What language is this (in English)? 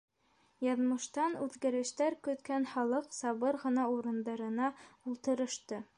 Bashkir